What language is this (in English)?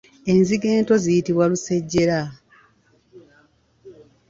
Ganda